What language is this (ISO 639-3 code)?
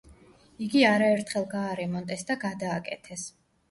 kat